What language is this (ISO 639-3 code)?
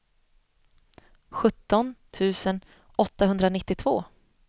swe